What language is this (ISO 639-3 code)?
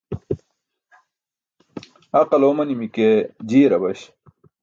bsk